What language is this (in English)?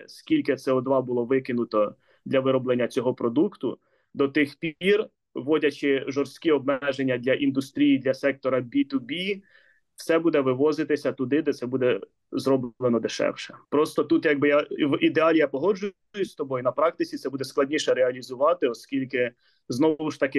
Ukrainian